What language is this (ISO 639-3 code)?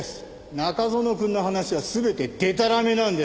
jpn